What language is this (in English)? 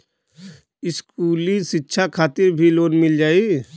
Bhojpuri